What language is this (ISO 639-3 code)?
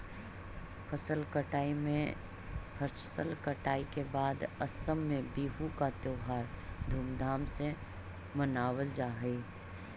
mag